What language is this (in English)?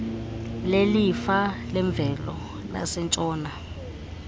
Xhosa